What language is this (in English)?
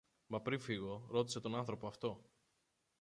Greek